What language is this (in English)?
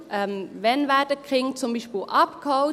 Swiss German